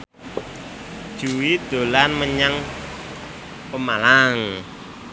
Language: Javanese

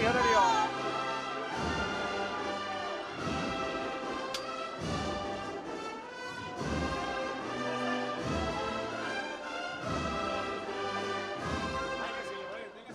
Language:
Spanish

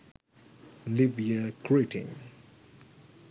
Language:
Sinhala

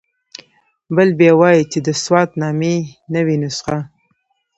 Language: Pashto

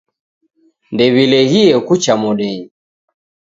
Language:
Taita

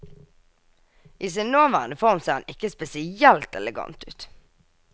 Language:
Norwegian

